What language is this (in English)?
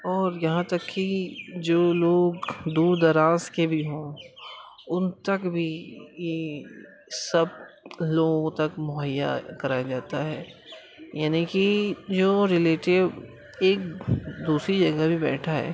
Urdu